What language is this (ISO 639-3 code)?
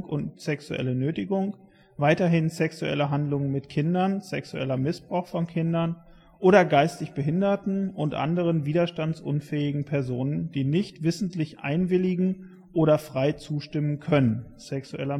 deu